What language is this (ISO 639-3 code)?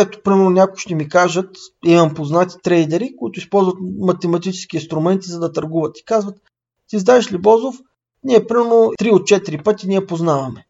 bul